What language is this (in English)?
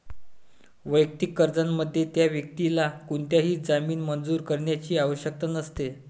Marathi